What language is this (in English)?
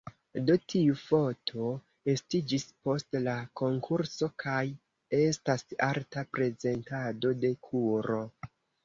Esperanto